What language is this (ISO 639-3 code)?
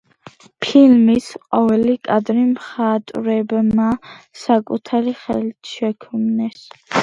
kat